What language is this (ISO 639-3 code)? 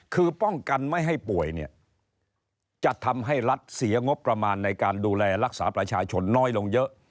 tha